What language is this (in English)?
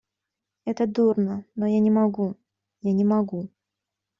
Russian